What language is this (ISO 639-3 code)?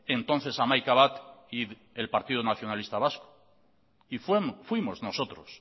spa